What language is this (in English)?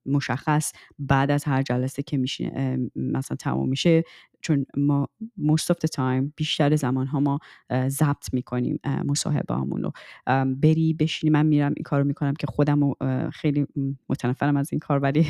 Persian